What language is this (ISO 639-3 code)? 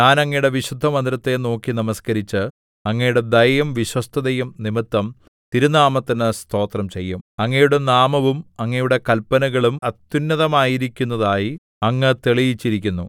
mal